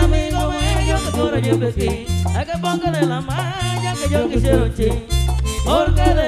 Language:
Spanish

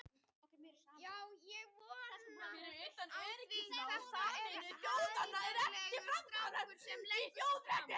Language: Icelandic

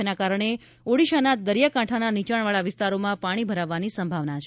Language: Gujarati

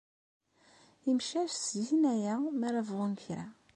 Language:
Kabyle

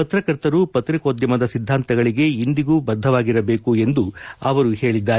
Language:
Kannada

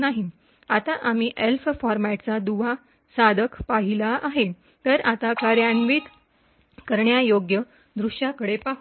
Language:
Marathi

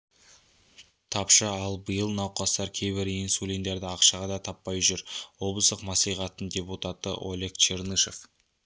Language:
Kazakh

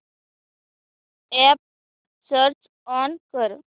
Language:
Marathi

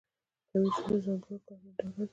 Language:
Pashto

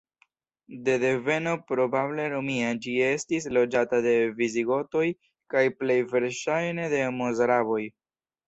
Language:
Esperanto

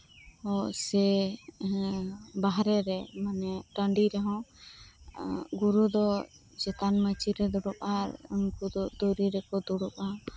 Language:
Santali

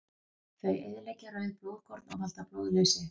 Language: Icelandic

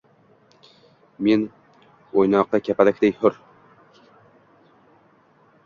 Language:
Uzbek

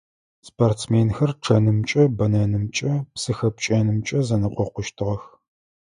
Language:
Adyghe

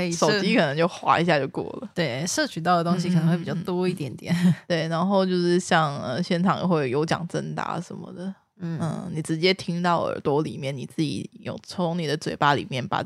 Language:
Chinese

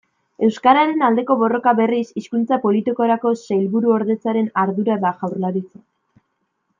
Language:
Basque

